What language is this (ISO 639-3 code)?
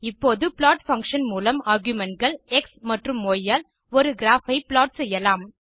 tam